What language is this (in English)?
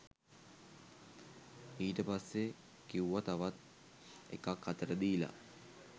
Sinhala